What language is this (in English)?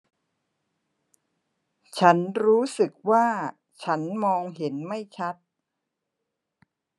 Thai